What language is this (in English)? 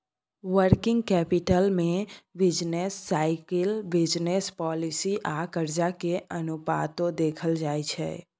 Maithili